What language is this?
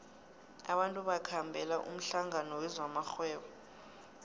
South Ndebele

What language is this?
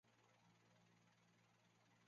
Chinese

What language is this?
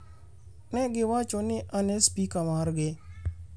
Luo (Kenya and Tanzania)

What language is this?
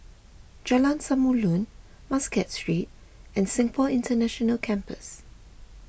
English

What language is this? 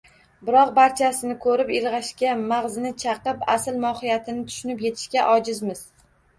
Uzbek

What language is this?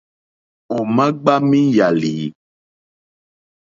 Mokpwe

